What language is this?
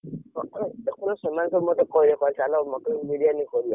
Odia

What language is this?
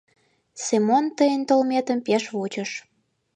Mari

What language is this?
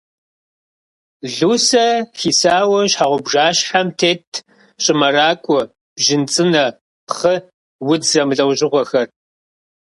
Kabardian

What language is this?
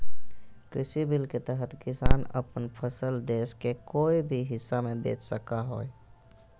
Magahi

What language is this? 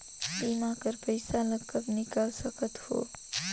Chhattisgarhi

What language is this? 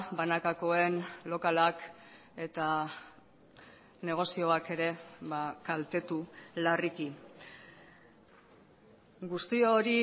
Basque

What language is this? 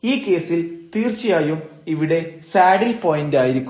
Malayalam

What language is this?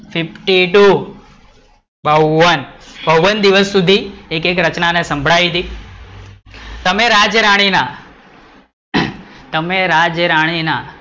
Gujarati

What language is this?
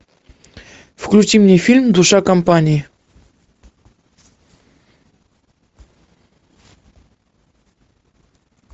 Russian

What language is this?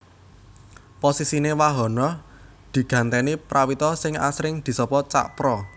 Javanese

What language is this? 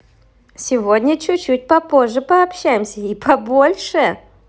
Russian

